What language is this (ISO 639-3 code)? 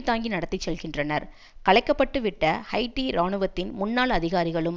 tam